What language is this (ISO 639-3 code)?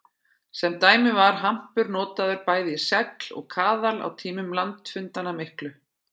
isl